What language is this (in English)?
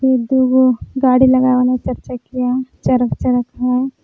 Magahi